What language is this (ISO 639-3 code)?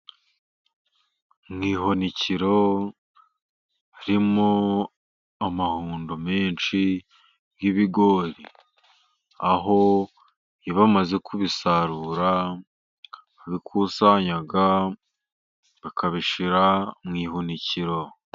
kin